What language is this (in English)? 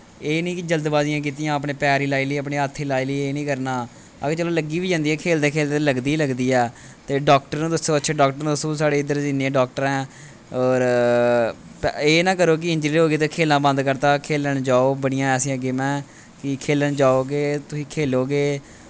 Dogri